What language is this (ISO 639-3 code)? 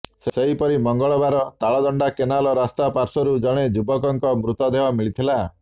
ori